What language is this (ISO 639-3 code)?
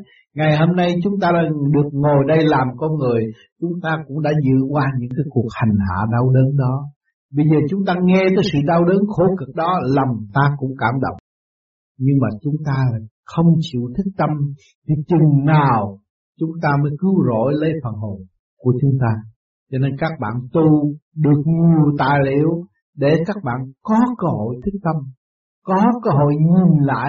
vie